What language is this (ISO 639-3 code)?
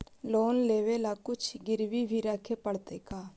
mag